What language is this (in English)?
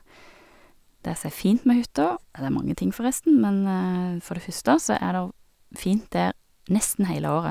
Norwegian